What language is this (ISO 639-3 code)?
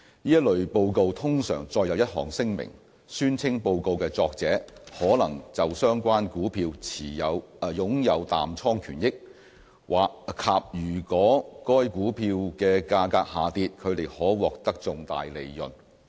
yue